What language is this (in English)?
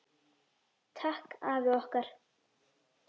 Icelandic